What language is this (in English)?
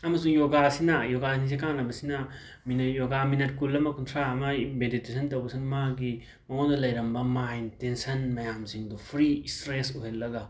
Manipuri